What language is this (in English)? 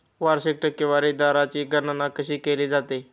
Marathi